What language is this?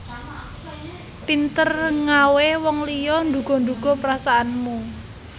Javanese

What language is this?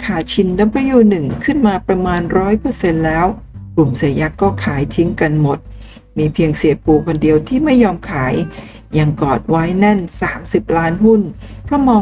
Thai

